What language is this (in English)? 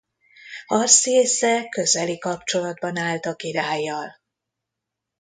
Hungarian